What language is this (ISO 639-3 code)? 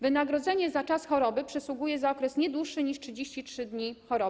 pol